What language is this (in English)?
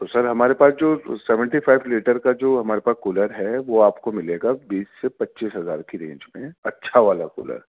Urdu